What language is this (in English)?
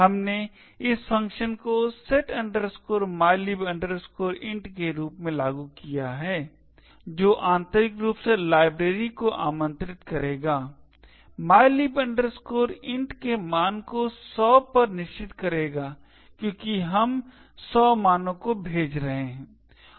Hindi